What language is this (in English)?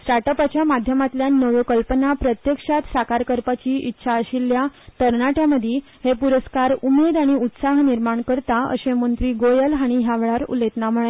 Konkani